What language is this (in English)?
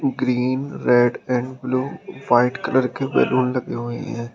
Hindi